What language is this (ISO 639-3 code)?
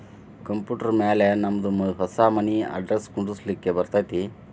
kan